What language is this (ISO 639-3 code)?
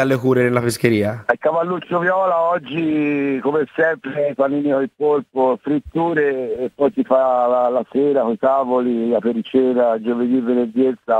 ita